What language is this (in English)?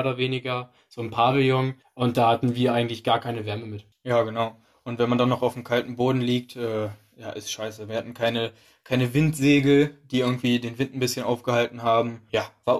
German